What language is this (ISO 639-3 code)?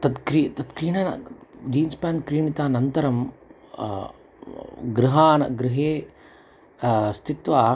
san